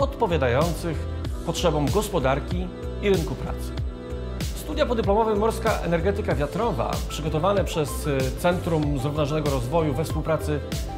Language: Polish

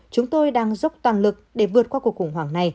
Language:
Vietnamese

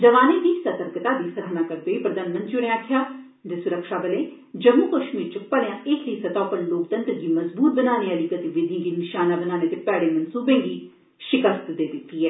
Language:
Dogri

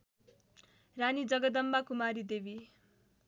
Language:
Nepali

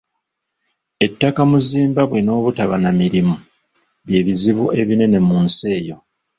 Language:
Ganda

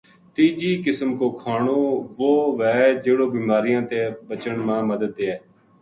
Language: Gujari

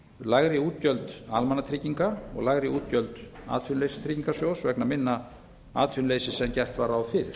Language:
Icelandic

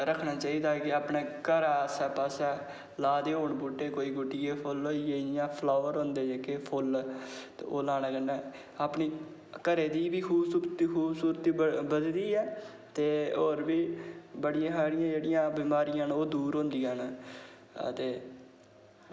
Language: Dogri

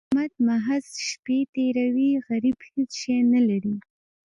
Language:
Pashto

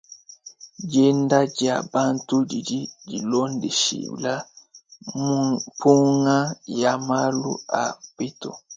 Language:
Luba-Lulua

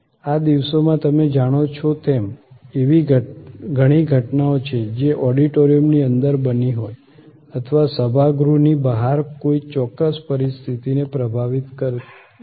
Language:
Gujarati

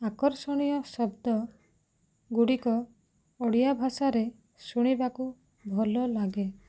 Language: Odia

